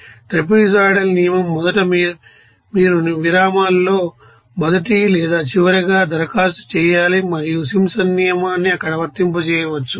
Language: Telugu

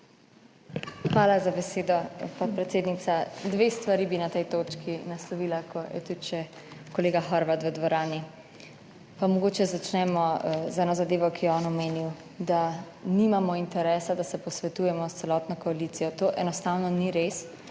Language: Slovenian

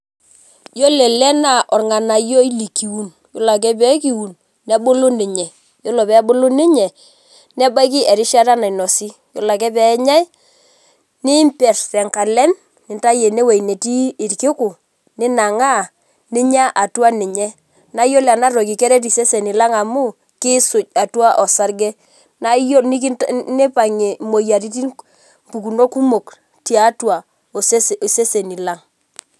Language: Masai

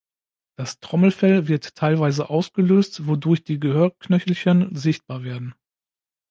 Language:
German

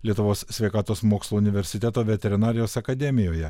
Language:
Lithuanian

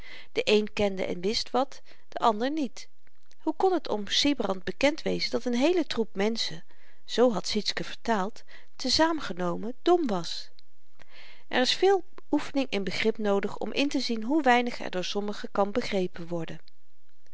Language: Dutch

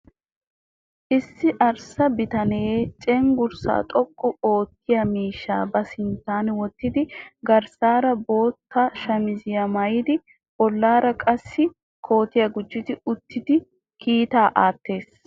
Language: Wolaytta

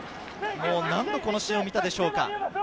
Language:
Japanese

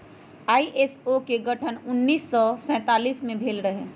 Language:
Magahi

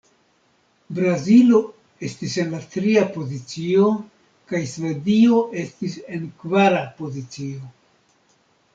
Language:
Esperanto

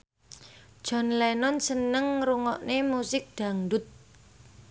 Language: Javanese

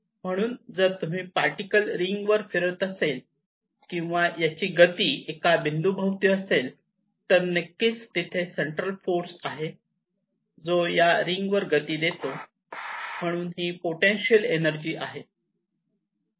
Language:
Marathi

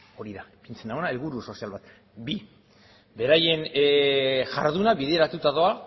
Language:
Basque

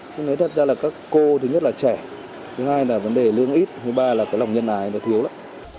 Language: Vietnamese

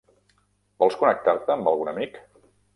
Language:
Catalan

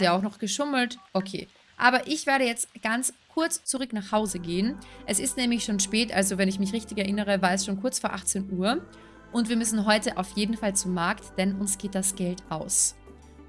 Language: German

